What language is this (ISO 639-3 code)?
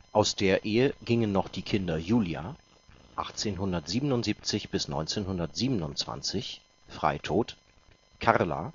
deu